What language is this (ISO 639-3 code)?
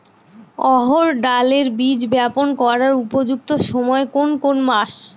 ben